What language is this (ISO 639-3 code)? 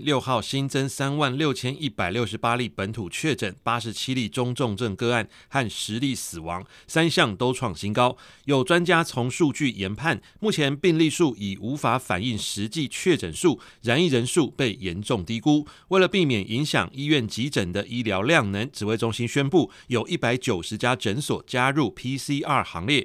zho